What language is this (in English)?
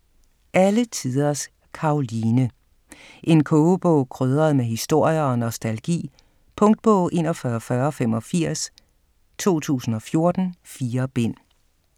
Danish